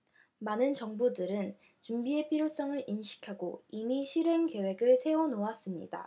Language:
Korean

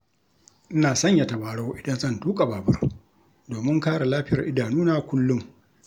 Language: Hausa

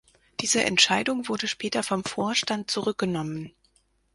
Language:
German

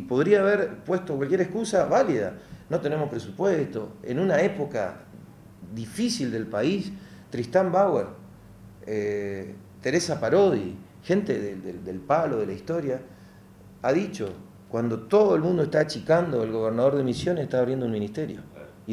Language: Spanish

